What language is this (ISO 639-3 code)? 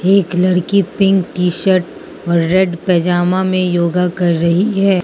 hin